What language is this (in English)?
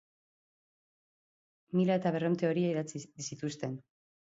Basque